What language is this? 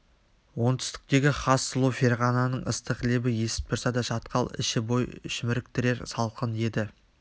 Kazakh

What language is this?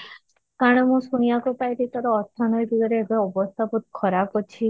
Odia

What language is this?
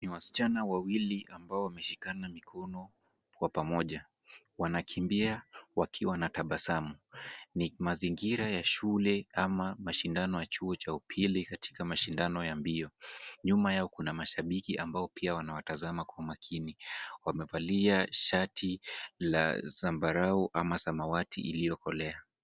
Swahili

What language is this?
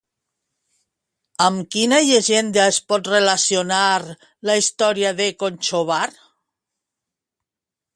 Catalan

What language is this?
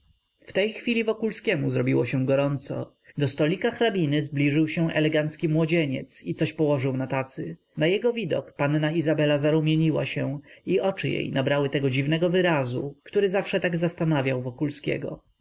Polish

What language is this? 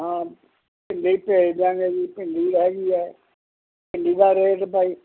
Punjabi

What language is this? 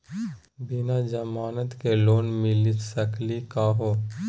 Magahi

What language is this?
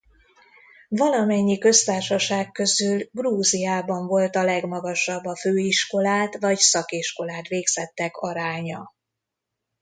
Hungarian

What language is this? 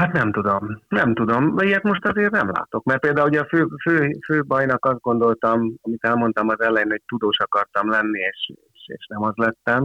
Hungarian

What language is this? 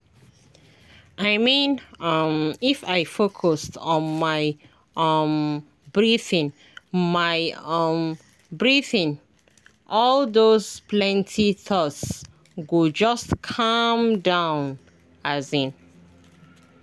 Nigerian Pidgin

